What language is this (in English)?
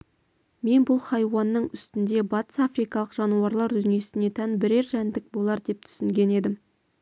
Kazakh